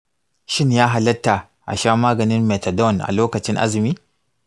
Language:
Hausa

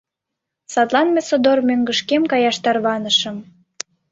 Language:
Mari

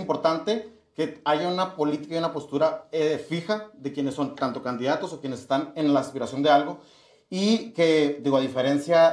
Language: Spanish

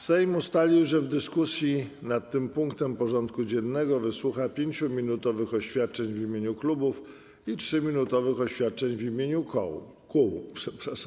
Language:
Polish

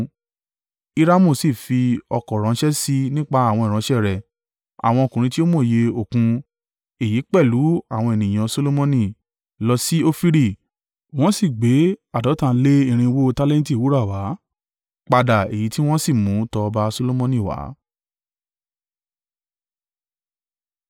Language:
Yoruba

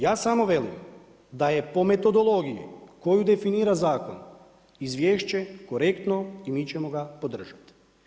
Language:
Croatian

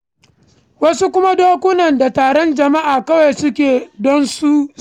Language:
Hausa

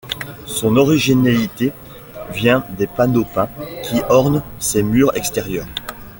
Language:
French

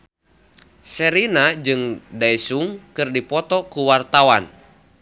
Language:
Sundanese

